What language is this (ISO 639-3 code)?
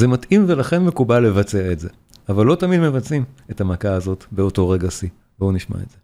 heb